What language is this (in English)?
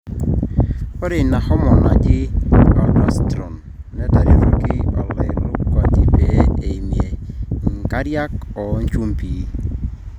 Masai